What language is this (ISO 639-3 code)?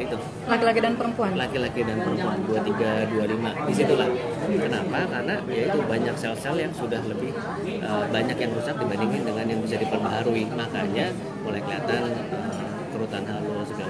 ind